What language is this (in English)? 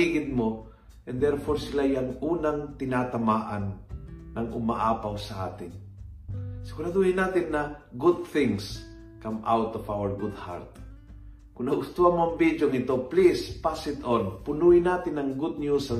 Filipino